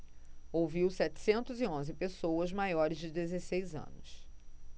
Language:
Portuguese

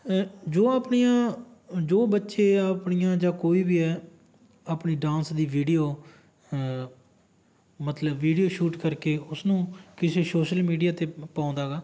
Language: Punjabi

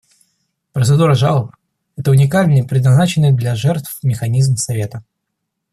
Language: Russian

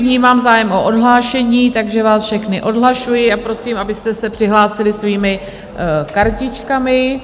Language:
Czech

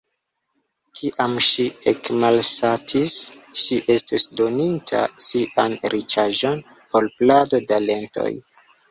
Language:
Esperanto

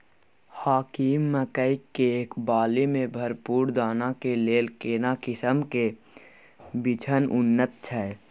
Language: Maithili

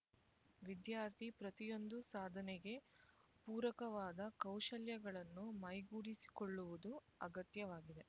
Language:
Kannada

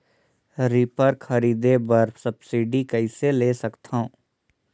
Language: Chhattisgarhi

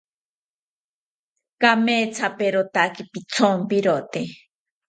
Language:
South Ucayali Ashéninka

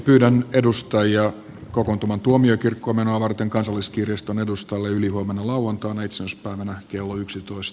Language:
Finnish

